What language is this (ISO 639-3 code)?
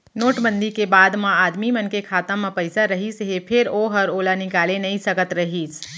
hne